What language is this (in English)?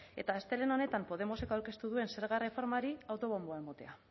Basque